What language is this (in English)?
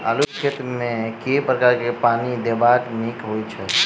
Maithili